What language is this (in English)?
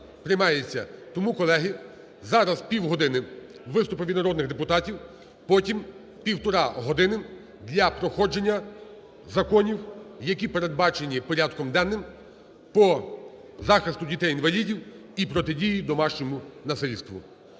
Ukrainian